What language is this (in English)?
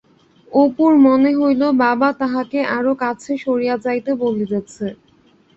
Bangla